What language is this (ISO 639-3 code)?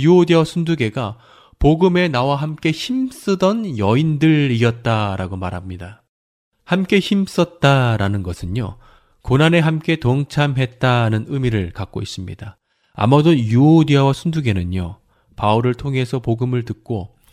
kor